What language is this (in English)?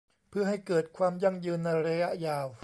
Thai